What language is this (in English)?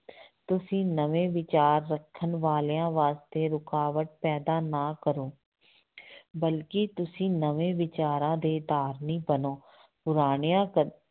Punjabi